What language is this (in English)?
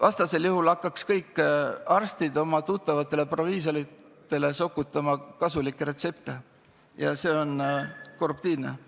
Estonian